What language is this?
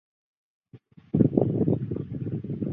Chinese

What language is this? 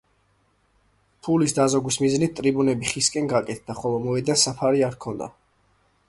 Georgian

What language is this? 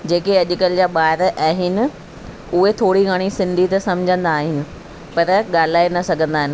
Sindhi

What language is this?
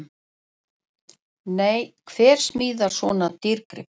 Icelandic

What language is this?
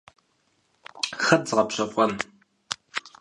Kabardian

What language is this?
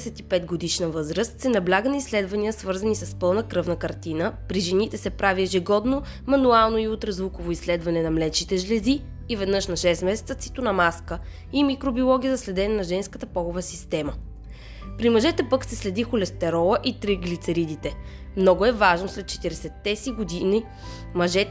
Bulgarian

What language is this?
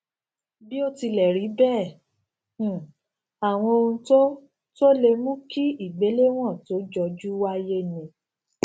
Yoruba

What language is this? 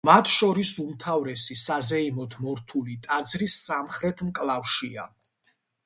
Georgian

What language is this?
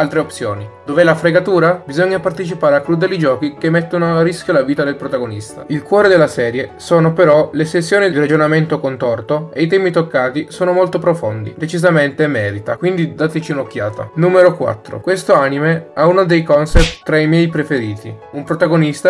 Italian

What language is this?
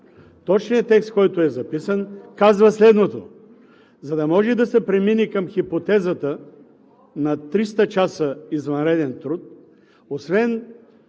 Bulgarian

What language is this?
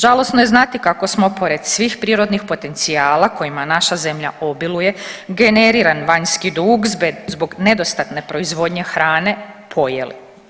Croatian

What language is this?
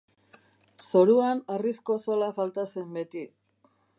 Basque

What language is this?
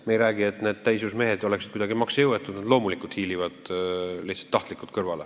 Estonian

